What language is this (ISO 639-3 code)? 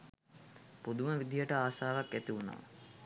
sin